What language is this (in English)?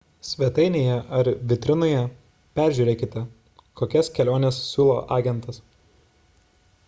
Lithuanian